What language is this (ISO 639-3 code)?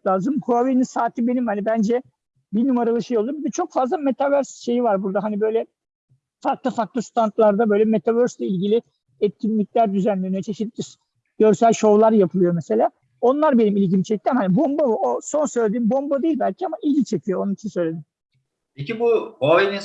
tur